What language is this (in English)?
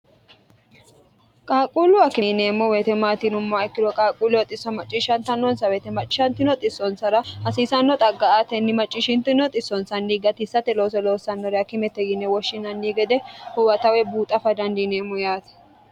Sidamo